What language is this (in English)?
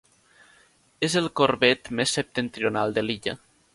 Catalan